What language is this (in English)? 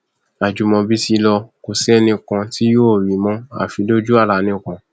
Yoruba